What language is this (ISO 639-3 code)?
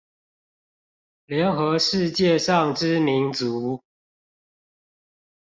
zho